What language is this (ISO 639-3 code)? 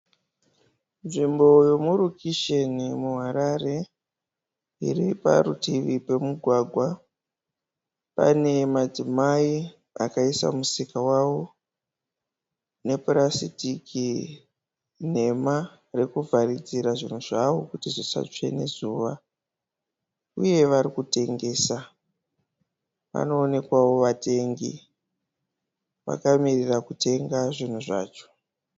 sna